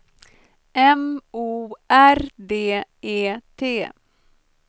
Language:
Swedish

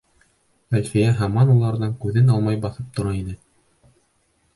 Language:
Bashkir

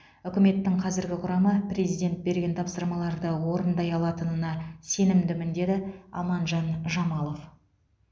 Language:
Kazakh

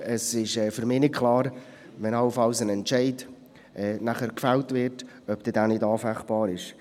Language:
Swiss German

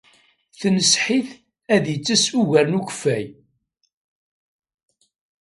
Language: Kabyle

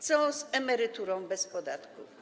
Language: Polish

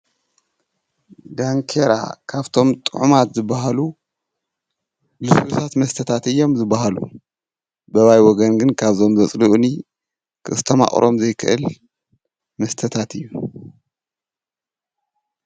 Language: Tigrinya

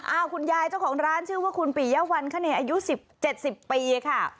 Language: Thai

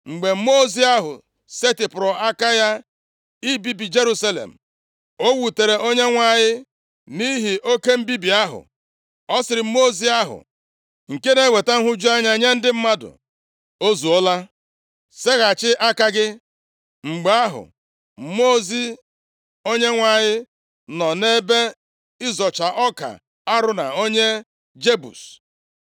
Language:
Igbo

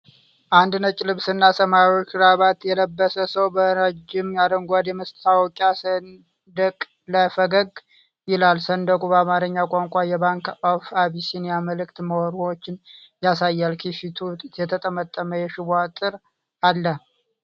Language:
Amharic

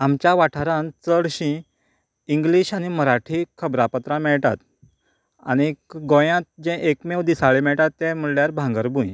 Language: Konkani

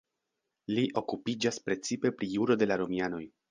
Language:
Esperanto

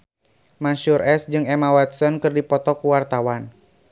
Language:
Sundanese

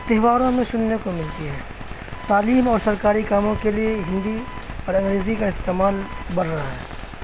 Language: Urdu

